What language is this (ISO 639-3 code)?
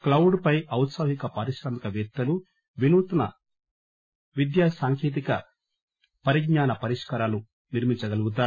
tel